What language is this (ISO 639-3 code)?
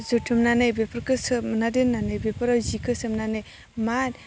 brx